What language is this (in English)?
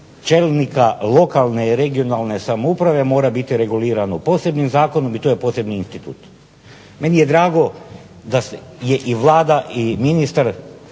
Croatian